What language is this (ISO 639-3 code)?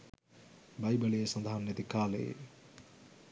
sin